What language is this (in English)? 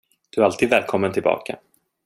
Swedish